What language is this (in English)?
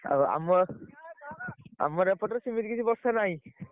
Odia